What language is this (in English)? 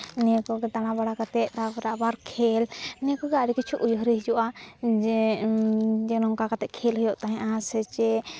Santali